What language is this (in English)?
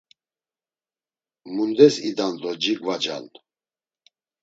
Laz